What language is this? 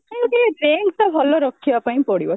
Odia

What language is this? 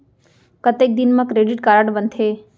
Chhattisgarhi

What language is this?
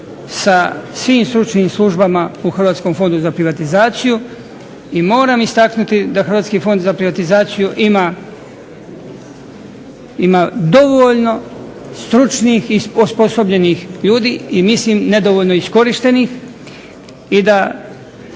Croatian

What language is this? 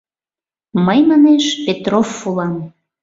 Mari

